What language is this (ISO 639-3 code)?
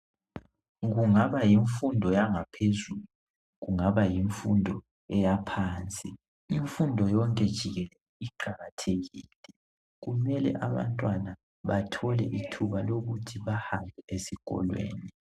nde